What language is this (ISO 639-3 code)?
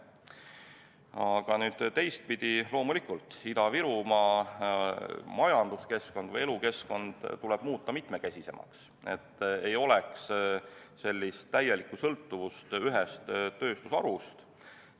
est